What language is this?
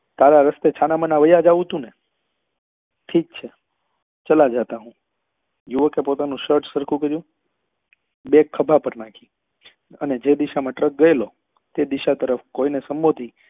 Gujarati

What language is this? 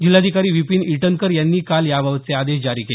Marathi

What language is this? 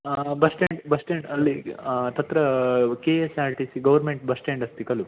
Sanskrit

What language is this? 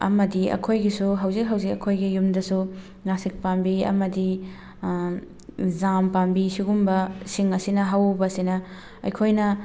Manipuri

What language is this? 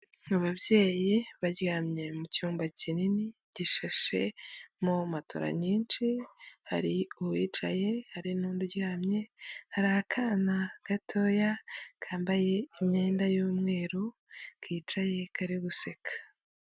Kinyarwanda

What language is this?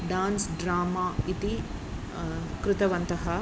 Sanskrit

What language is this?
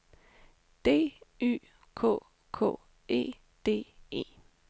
Danish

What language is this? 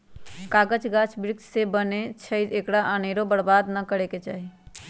Magahi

